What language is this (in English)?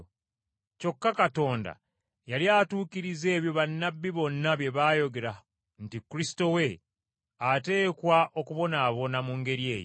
Ganda